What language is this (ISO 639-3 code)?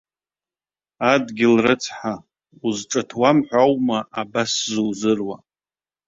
abk